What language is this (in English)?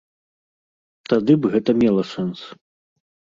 Belarusian